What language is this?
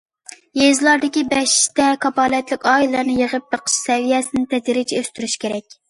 Uyghur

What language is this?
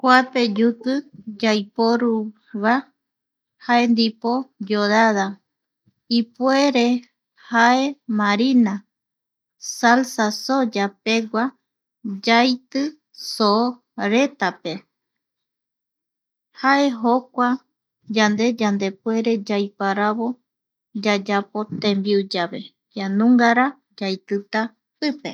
Eastern Bolivian Guaraní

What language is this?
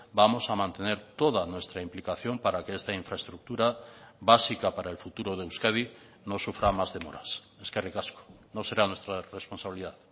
Spanish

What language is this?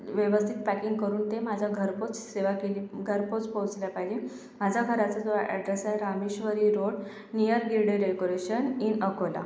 Marathi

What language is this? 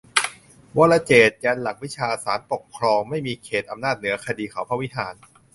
Thai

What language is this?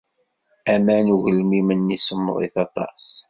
Kabyle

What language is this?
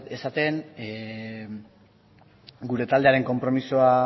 Basque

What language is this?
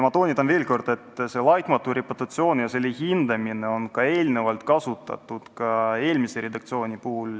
Estonian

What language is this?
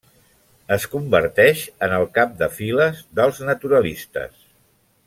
Catalan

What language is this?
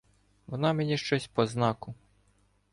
Ukrainian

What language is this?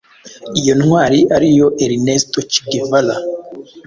Kinyarwanda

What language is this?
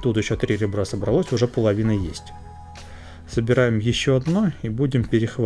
Russian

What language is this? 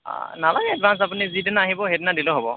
Assamese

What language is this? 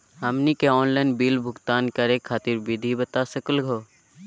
Magahi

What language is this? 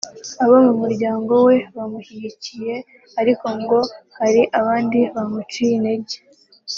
Kinyarwanda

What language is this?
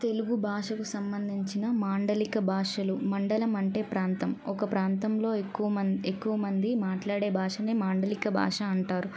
Telugu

